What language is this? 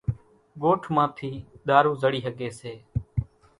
Kachi Koli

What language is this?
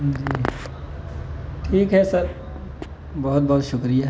Urdu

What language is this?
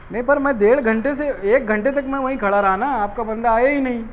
Urdu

